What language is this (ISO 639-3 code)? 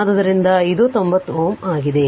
kan